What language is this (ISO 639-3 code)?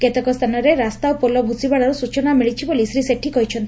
ori